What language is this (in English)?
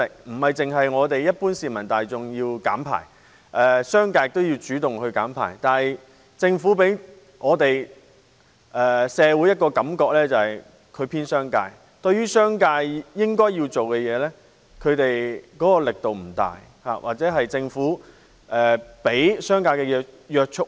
Cantonese